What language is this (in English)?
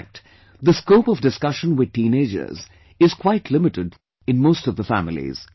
English